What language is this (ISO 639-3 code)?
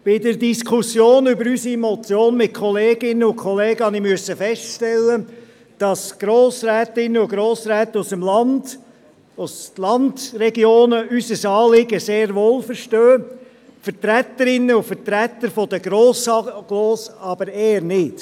gsw